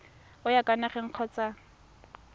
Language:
Tswana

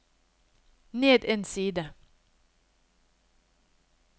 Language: Norwegian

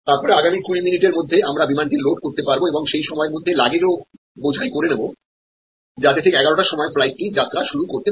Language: Bangla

